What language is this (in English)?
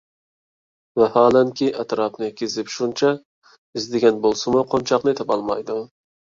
Uyghur